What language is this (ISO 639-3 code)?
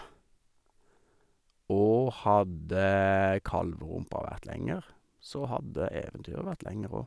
nor